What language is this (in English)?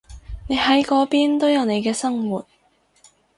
Cantonese